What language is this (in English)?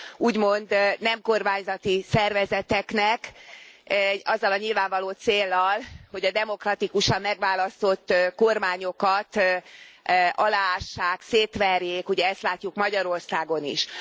Hungarian